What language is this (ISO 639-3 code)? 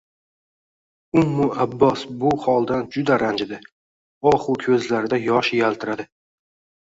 uzb